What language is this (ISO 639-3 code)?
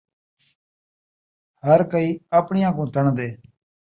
skr